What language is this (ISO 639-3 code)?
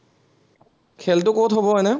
asm